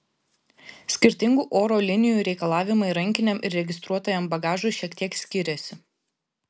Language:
Lithuanian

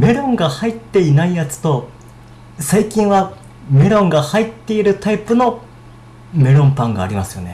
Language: Japanese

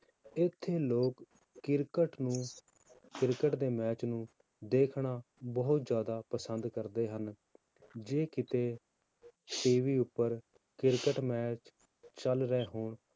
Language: Punjabi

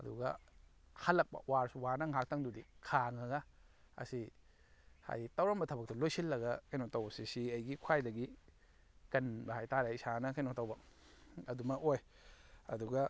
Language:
Manipuri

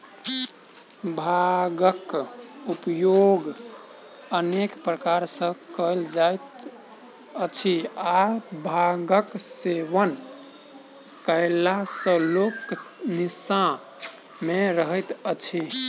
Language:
Maithili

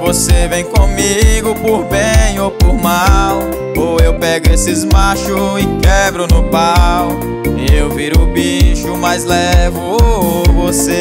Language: Portuguese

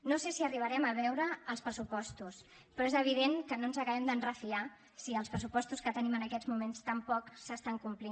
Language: Catalan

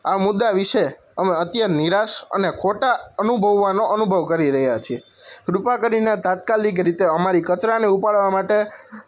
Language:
Gujarati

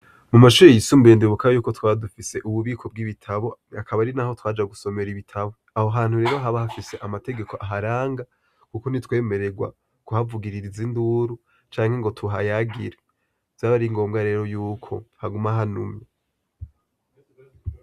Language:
Rundi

